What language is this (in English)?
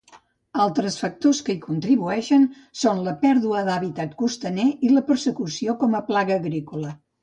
Catalan